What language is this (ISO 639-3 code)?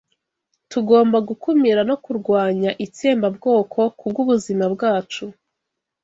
kin